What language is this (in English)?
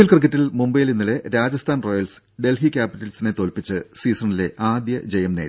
Malayalam